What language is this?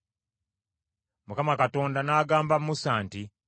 Ganda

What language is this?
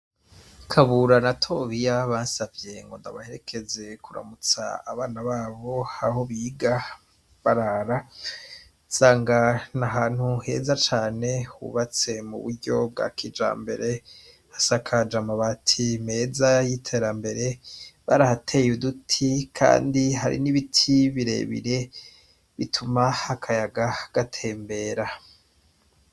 Rundi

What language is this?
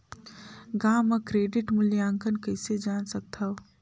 Chhattisgarhi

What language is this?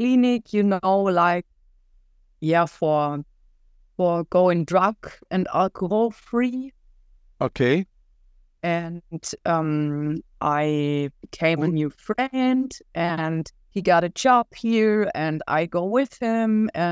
English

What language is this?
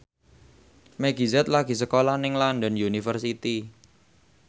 Javanese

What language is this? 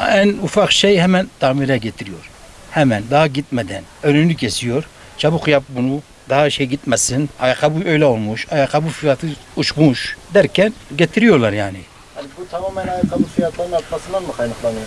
Turkish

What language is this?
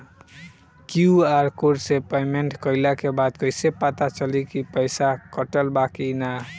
Bhojpuri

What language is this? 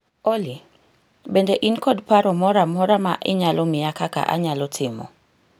Luo (Kenya and Tanzania)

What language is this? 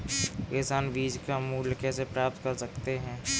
Hindi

